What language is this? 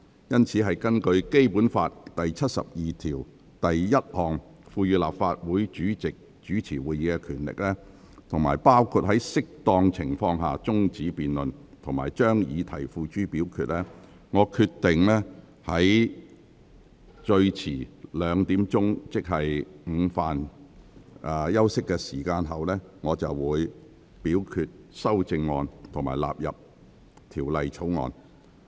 Cantonese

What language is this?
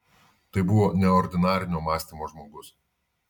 Lithuanian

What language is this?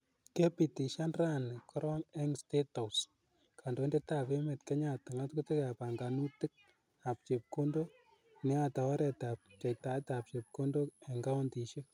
Kalenjin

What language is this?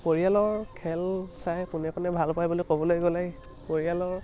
Assamese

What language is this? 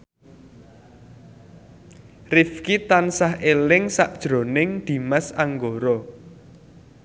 Javanese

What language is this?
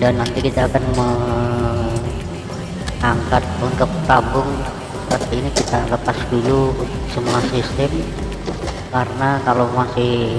Indonesian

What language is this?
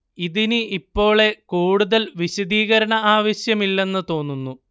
Malayalam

